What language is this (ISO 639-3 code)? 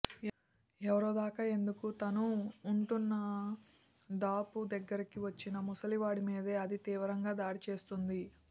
tel